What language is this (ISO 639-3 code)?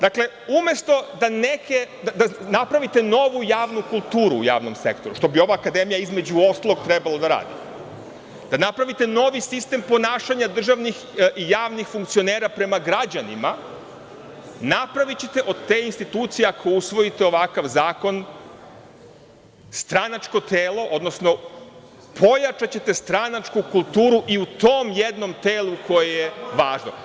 srp